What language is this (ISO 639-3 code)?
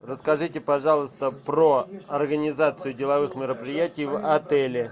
rus